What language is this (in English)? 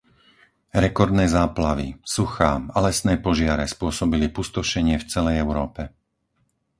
Slovak